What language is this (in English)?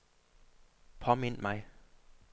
Danish